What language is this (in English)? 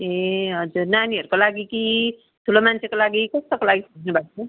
Nepali